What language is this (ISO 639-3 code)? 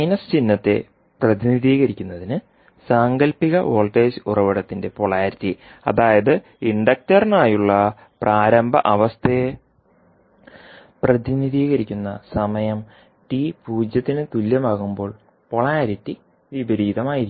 mal